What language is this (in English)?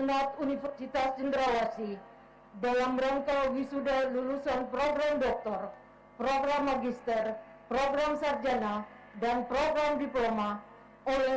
Indonesian